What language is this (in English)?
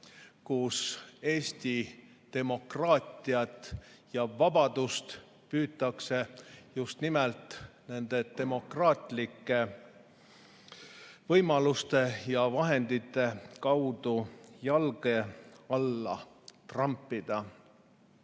Estonian